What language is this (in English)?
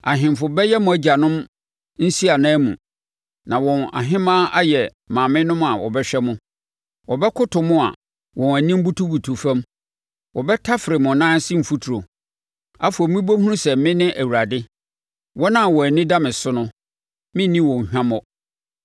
Akan